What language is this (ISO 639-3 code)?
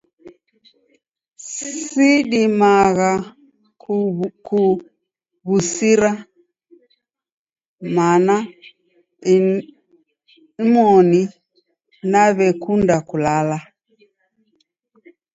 dav